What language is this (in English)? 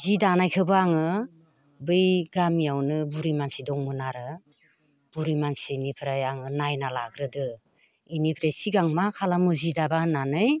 Bodo